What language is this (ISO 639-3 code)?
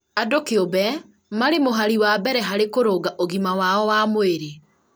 kik